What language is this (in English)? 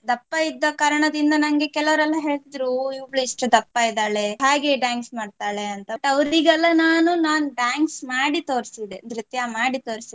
Kannada